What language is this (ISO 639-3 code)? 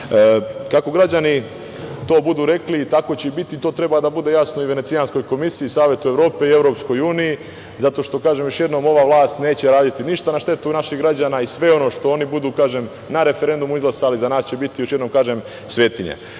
srp